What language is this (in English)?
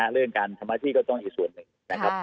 Thai